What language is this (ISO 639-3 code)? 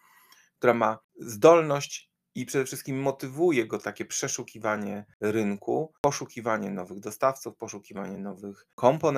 pol